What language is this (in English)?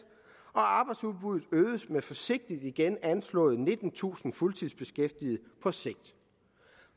Danish